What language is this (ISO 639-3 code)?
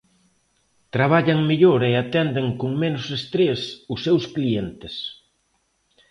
glg